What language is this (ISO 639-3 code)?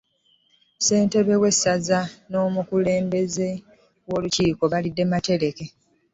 lug